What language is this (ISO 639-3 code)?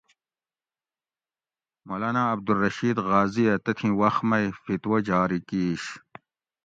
gwc